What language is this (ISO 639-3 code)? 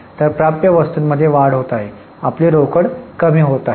mar